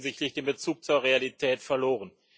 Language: German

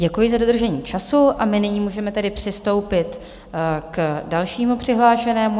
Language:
Czech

